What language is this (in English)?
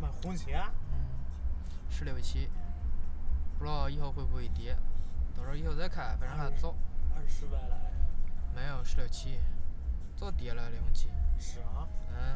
Chinese